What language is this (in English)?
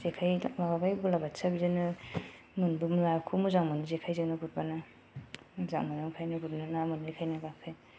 Bodo